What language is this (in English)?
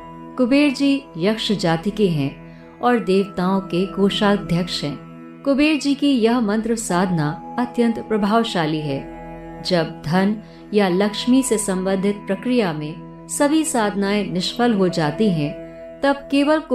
Hindi